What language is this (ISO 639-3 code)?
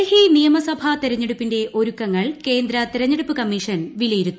mal